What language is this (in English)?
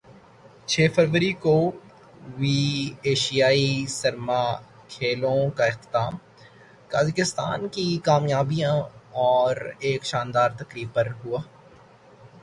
Urdu